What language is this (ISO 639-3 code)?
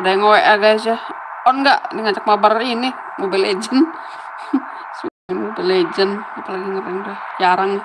ind